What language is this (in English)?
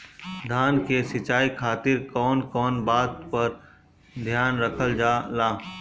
Bhojpuri